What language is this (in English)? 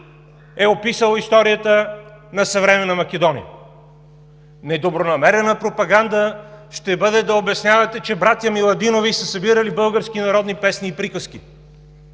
Bulgarian